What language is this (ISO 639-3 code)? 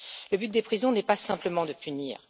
fra